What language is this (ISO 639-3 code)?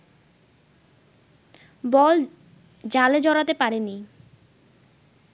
ben